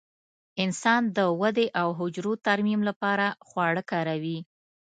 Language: Pashto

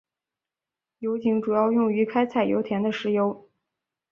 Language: Chinese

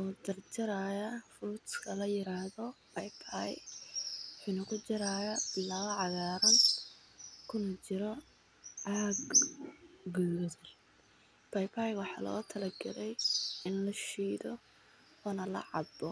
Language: Somali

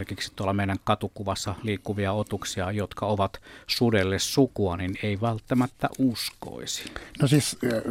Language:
Finnish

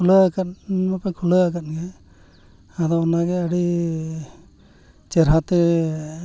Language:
Santali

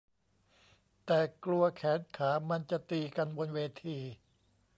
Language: Thai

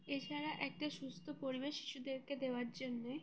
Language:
Bangla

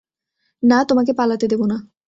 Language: Bangla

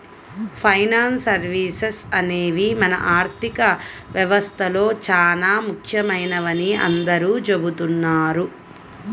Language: Telugu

